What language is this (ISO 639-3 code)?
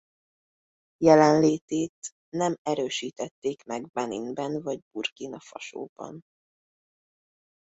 hun